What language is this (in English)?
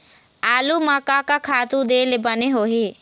Chhattisgarhi